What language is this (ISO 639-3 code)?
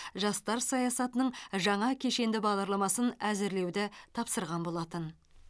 kaz